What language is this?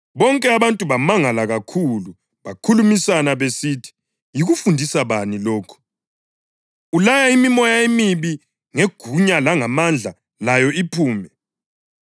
North Ndebele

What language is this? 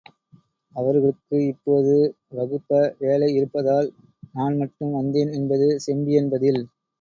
Tamil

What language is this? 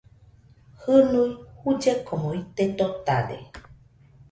Nüpode Huitoto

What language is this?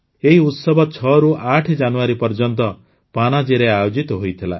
Odia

